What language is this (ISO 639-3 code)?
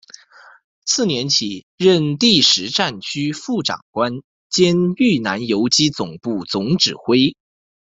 zho